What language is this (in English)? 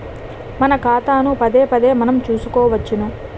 Telugu